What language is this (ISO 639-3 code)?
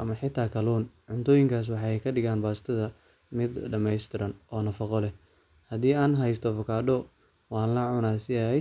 som